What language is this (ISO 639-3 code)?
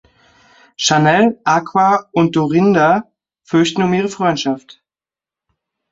deu